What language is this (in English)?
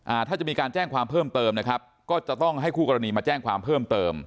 Thai